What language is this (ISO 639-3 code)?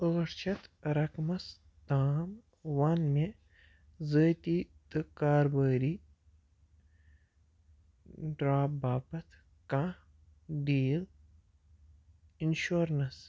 kas